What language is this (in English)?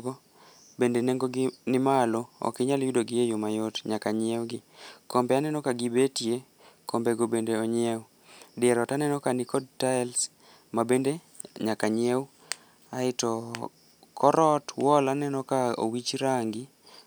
Luo (Kenya and Tanzania)